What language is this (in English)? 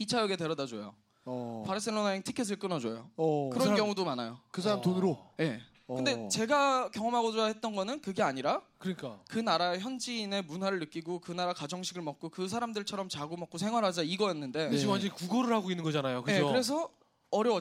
Korean